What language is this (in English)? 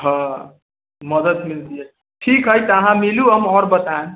Maithili